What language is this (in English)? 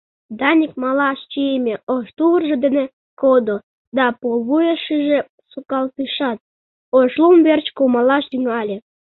Mari